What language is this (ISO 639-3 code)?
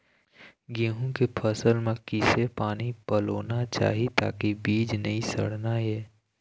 hne